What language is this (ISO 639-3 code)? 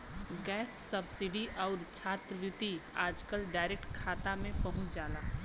bho